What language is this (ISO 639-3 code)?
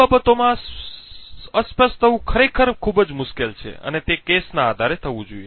guj